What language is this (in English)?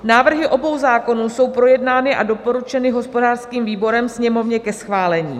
Czech